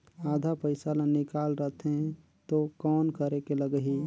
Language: Chhattisgarhi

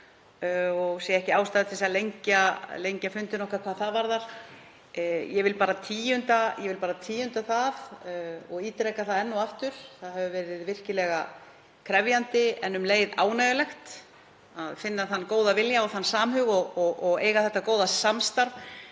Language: Icelandic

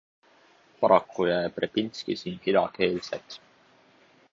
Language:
Estonian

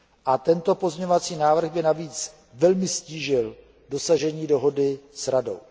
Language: Czech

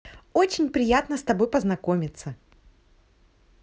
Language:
Russian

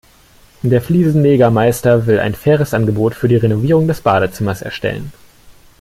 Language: German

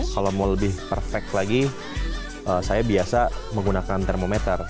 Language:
Indonesian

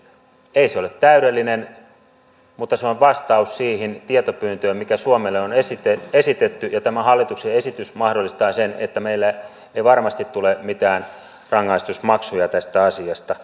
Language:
Finnish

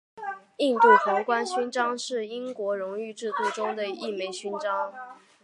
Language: Chinese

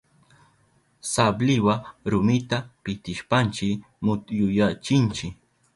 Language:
Southern Pastaza Quechua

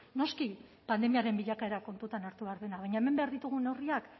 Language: Basque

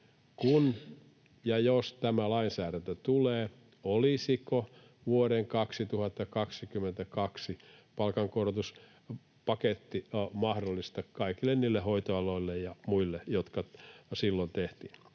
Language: Finnish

